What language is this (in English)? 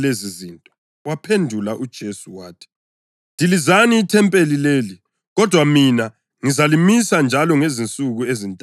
North Ndebele